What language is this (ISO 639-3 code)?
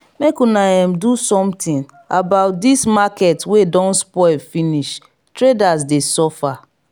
pcm